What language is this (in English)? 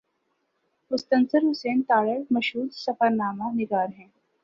Urdu